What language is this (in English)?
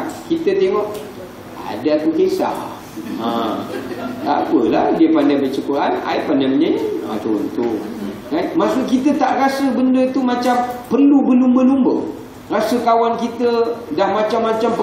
Malay